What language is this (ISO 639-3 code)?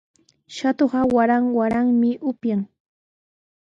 qws